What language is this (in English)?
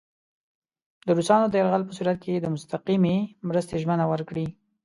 Pashto